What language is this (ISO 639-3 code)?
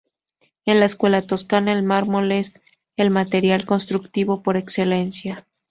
spa